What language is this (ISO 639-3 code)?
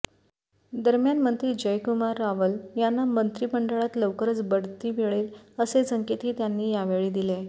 mar